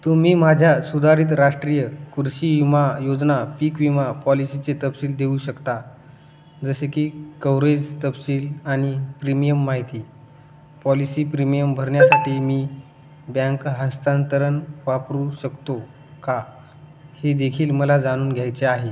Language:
Marathi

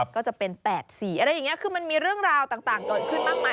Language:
Thai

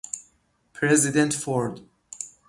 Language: Persian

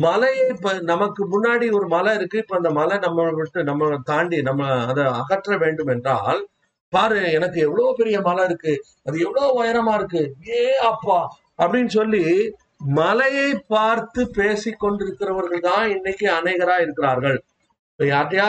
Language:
Tamil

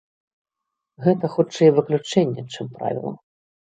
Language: Belarusian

